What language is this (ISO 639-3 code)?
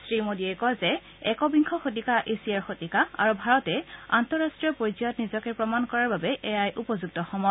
asm